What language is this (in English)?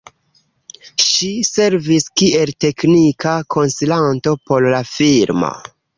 Esperanto